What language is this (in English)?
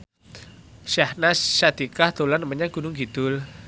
Javanese